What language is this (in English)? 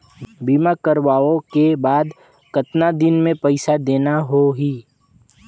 Chhattisgarhi